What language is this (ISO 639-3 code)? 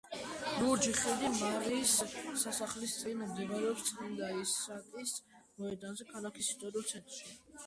kat